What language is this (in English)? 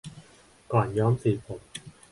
Thai